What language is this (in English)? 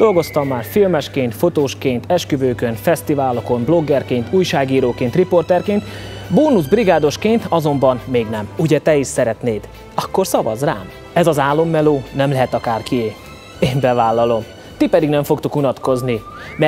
Hungarian